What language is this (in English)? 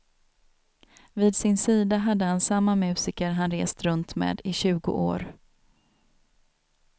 Swedish